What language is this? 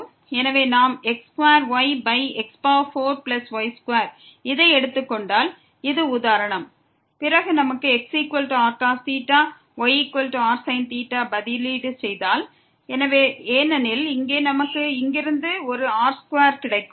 Tamil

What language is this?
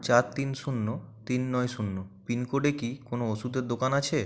Bangla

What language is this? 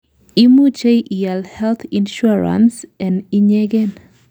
Kalenjin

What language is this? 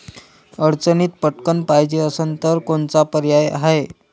Marathi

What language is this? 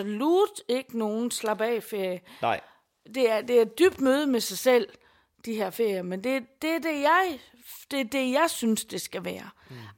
Danish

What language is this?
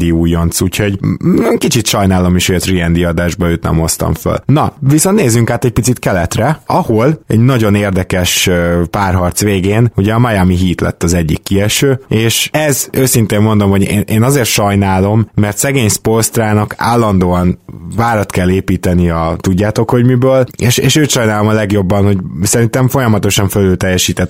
Hungarian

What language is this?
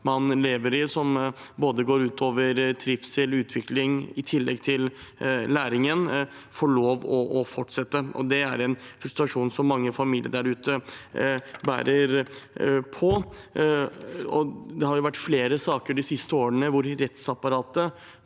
Norwegian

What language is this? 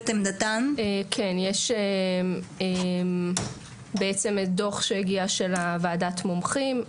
Hebrew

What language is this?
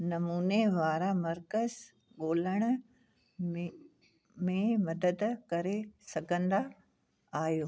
Sindhi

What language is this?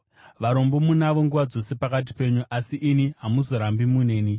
Shona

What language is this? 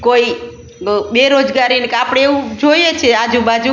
Gujarati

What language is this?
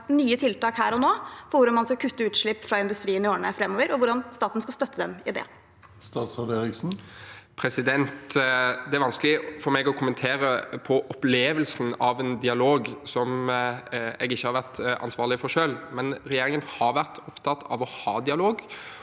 Norwegian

